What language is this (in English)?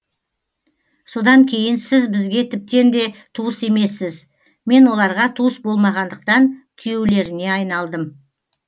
Kazakh